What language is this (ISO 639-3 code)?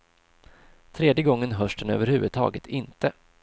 swe